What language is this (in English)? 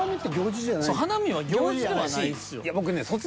Japanese